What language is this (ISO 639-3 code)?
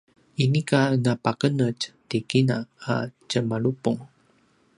pwn